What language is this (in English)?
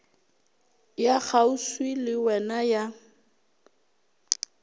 Northern Sotho